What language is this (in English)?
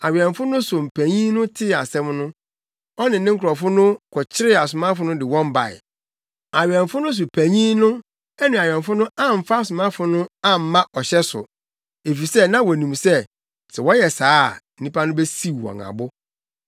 Akan